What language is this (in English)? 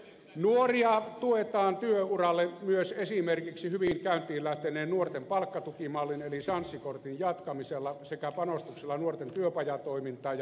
Finnish